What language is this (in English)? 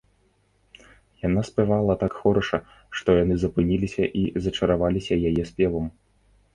Belarusian